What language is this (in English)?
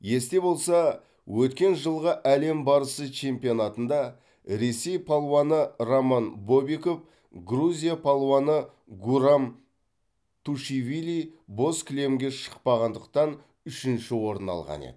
Kazakh